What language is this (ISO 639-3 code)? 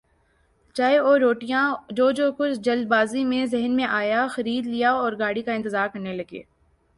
urd